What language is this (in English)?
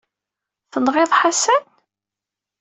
Kabyle